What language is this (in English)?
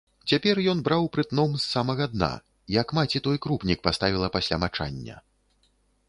Belarusian